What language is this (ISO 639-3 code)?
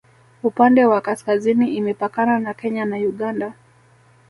swa